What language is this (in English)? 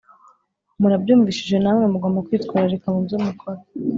Kinyarwanda